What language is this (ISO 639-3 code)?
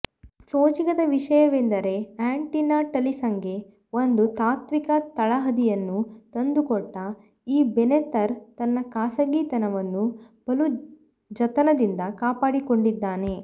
kan